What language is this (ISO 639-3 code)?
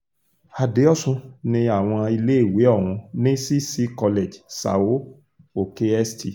yor